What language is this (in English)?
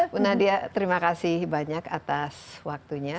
Indonesian